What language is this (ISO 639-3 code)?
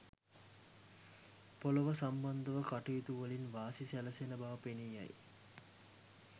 sin